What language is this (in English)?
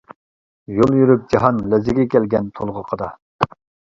Uyghur